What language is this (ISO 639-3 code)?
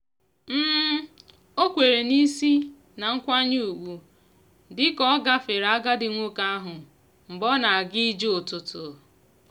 ibo